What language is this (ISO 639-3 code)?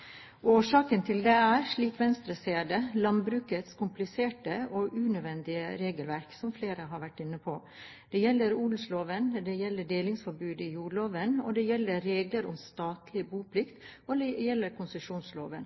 nob